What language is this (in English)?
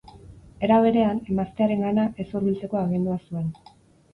Basque